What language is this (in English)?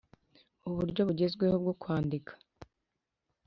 Kinyarwanda